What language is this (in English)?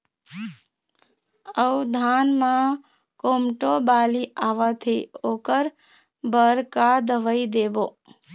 Chhattisgarhi